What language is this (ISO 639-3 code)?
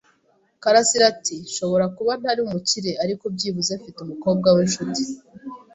kin